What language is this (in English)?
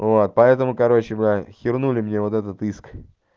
Russian